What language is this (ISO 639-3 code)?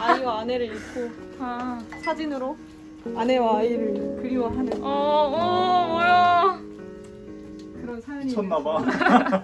kor